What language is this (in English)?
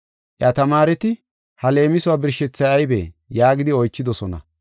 Gofa